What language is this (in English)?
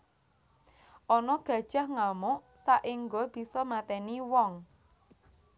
Javanese